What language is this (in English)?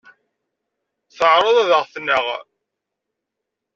Kabyle